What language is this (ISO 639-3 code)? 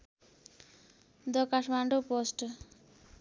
nep